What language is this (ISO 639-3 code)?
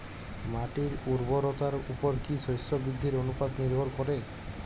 ben